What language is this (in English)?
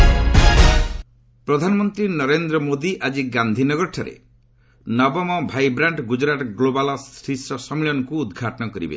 Odia